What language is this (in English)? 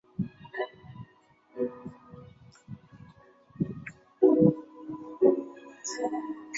Chinese